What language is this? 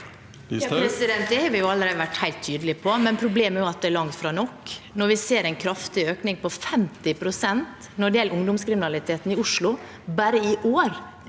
Norwegian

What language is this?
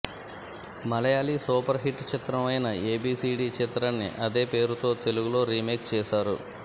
Telugu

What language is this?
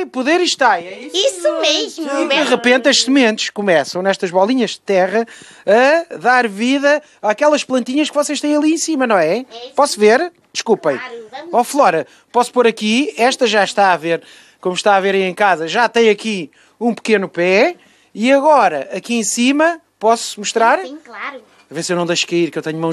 Portuguese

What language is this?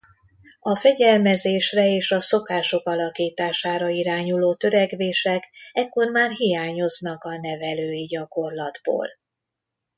Hungarian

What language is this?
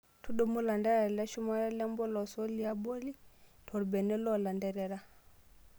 Masai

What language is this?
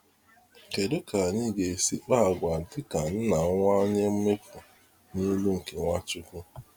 Igbo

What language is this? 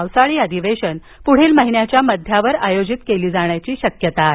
Marathi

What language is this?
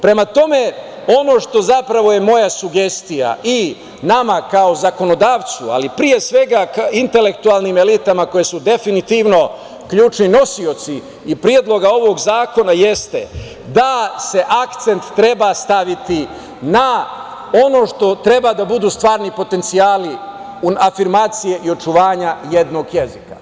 Serbian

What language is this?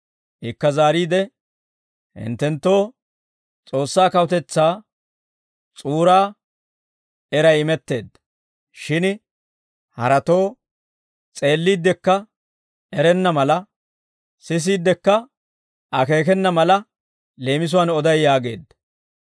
Dawro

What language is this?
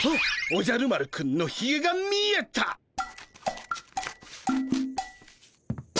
Japanese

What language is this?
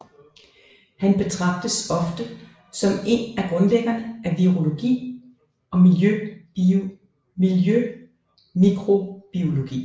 Danish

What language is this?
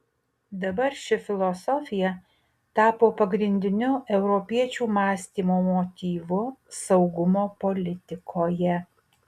Lithuanian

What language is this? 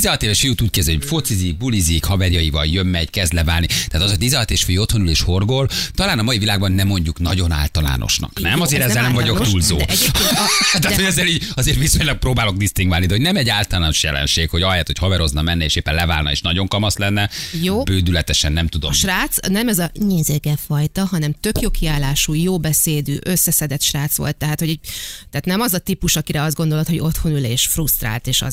Hungarian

